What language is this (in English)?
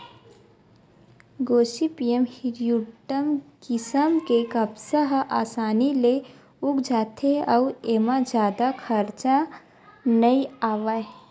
Chhattisgarhi